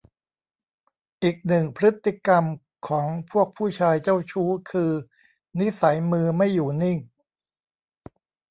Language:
Thai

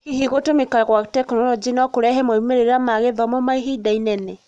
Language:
Kikuyu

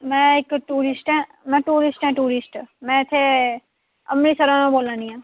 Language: Dogri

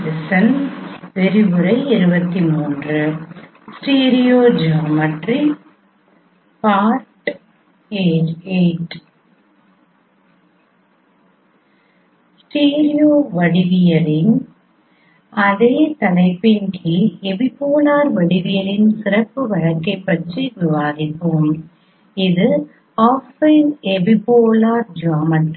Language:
Tamil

